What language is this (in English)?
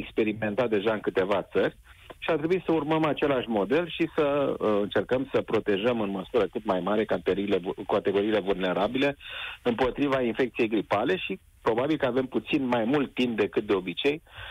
Romanian